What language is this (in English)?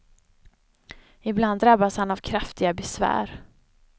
Swedish